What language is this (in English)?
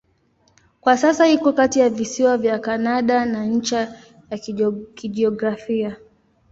Swahili